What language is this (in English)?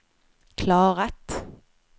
Swedish